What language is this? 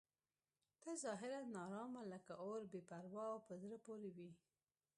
Pashto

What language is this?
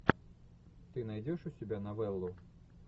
Russian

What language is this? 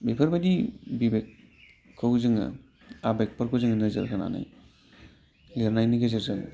Bodo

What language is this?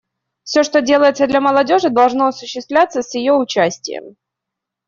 Russian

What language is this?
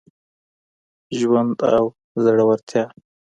Pashto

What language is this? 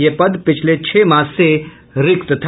Hindi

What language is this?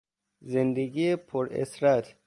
Persian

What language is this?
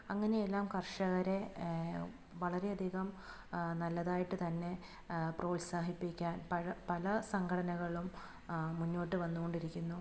Malayalam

